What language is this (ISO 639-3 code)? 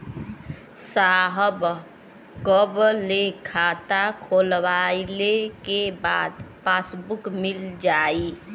bho